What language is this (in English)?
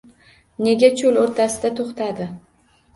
Uzbek